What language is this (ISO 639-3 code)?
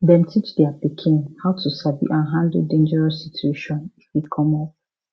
pcm